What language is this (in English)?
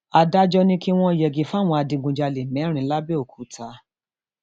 Yoruba